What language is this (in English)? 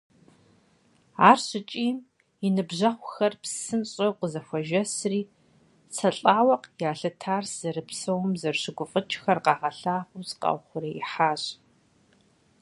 Kabardian